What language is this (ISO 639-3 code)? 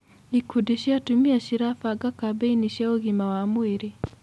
kik